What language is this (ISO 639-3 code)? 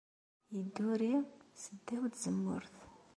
kab